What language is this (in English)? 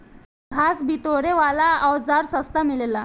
Bhojpuri